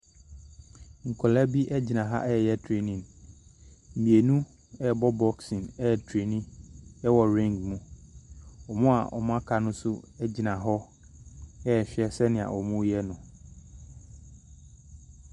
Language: Akan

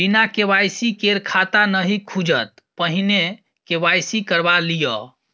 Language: Maithili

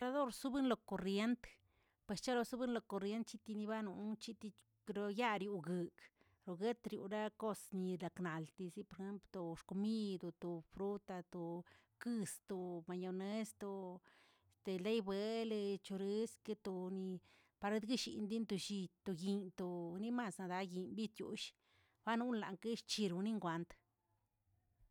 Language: Tilquiapan Zapotec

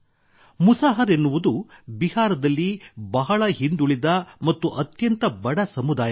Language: Kannada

